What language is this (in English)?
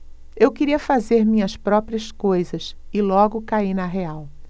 Portuguese